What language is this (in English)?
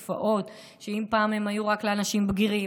Hebrew